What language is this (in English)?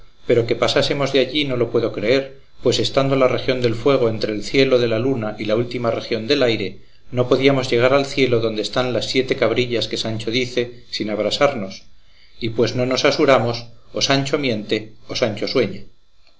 Spanish